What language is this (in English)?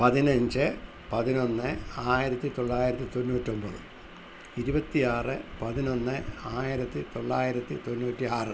Malayalam